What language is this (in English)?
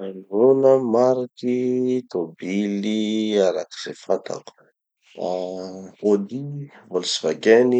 Tanosy Malagasy